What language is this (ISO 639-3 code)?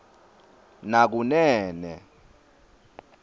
ssw